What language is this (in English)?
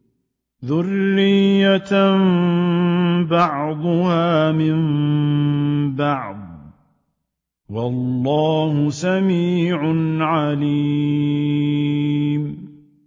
Arabic